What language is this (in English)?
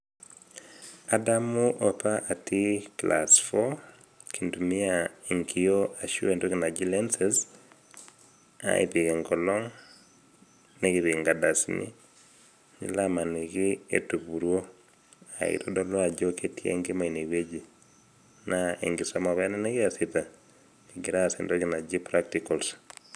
Masai